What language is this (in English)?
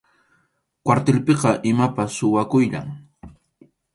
Arequipa-La Unión Quechua